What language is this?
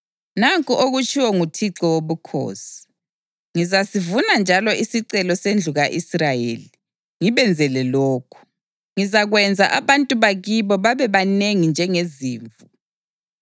North Ndebele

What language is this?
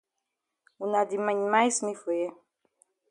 Cameroon Pidgin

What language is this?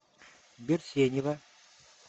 Russian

